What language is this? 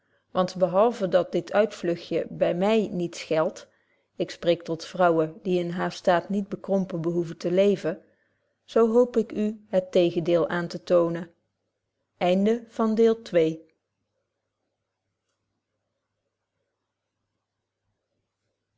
Dutch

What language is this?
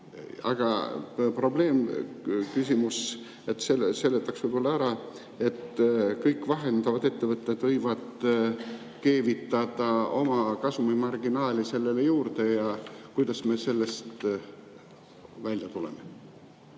Estonian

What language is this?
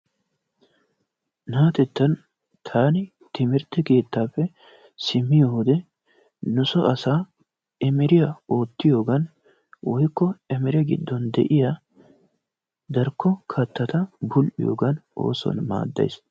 Wolaytta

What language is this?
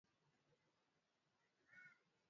Swahili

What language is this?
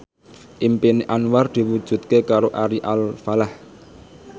Javanese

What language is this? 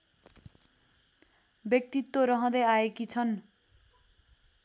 Nepali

